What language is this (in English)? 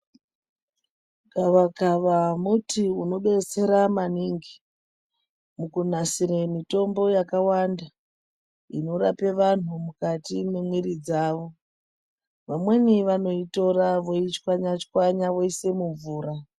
Ndau